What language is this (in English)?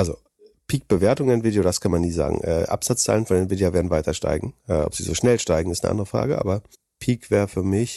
German